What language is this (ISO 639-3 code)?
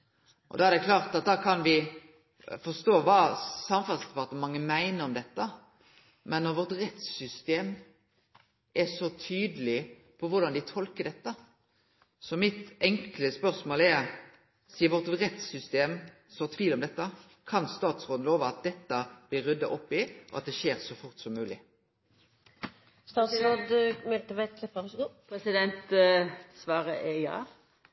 nno